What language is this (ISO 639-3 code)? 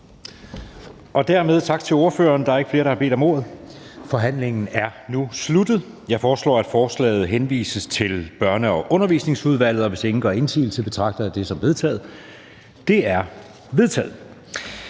dan